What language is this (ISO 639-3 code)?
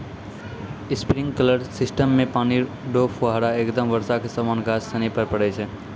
mai